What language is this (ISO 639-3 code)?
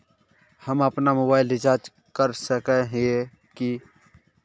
mag